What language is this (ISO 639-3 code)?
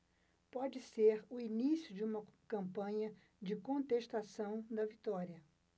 por